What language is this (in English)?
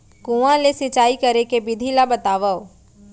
Chhattisgarhi